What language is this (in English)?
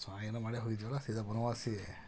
Kannada